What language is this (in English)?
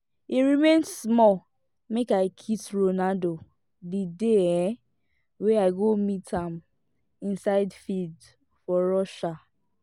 Nigerian Pidgin